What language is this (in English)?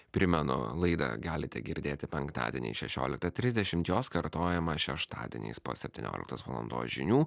Lithuanian